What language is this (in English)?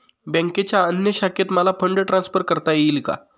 Marathi